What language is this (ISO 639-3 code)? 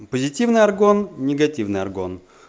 rus